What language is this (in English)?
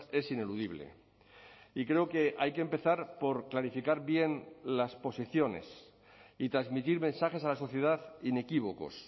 Spanish